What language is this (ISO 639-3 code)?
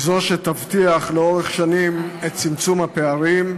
heb